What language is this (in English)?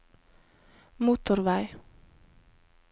Norwegian